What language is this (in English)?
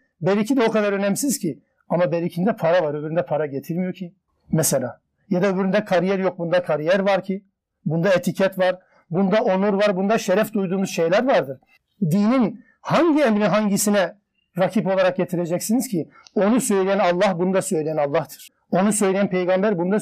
Turkish